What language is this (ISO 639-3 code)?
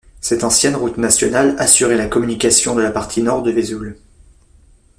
fra